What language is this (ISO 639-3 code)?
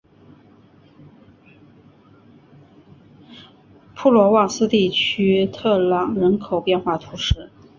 zho